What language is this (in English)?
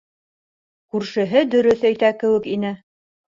Bashkir